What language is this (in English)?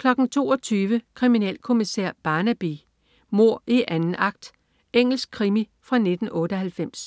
Danish